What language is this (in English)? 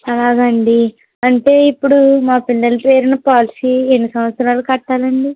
Telugu